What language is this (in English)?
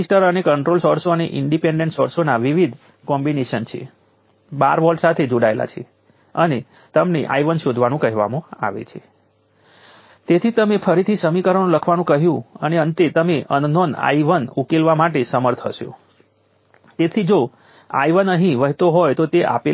Gujarati